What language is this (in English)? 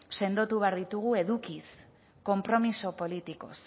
Basque